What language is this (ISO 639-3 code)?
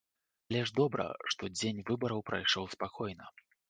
bel